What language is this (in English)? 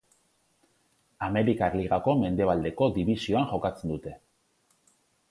Basque